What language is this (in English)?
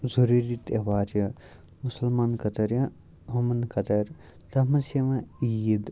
Kashmiri